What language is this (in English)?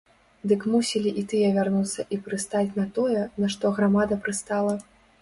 Belarusian